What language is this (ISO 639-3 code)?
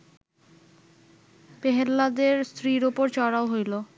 ben